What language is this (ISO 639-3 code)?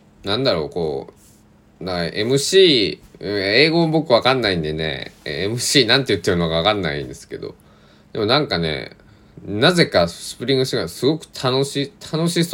jpn